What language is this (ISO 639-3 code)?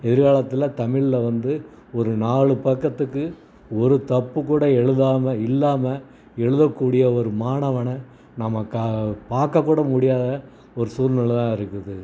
tam